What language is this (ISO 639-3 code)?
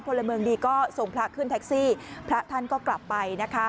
tha